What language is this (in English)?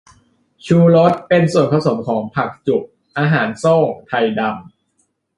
Thai